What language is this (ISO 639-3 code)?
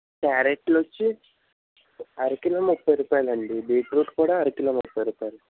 tel